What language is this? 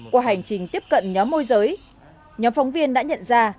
Vietnamese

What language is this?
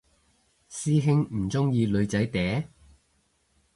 Cantonese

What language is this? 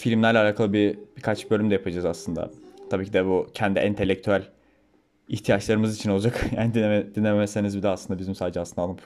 Turkish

